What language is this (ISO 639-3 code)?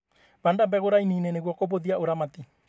kik